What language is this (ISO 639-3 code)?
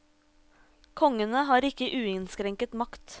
nor